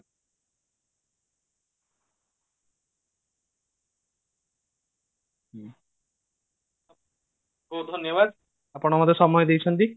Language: Odia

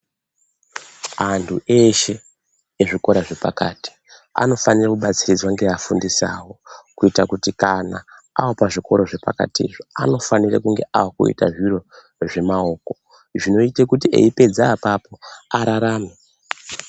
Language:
Ndau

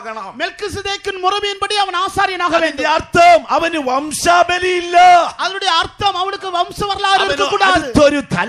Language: Korean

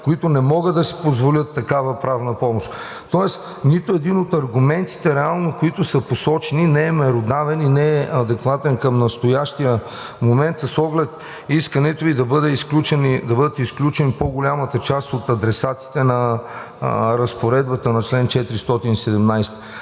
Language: Bulgarian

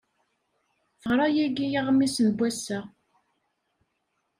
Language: Kabyle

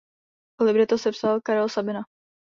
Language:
Czech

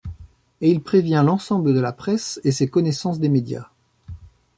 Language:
French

